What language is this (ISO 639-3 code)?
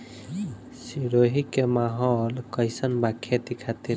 bho